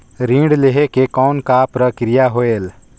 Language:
Chhattisgarhi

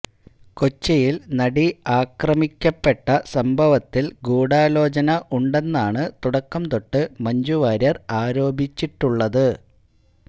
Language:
Malayalam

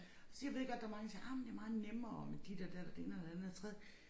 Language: Danish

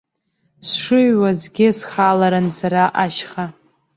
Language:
Abkhazian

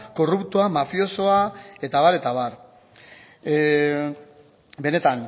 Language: Basque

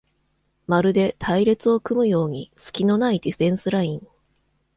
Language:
Japanese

